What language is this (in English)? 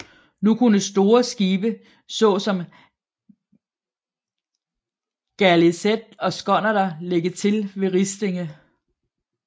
Danish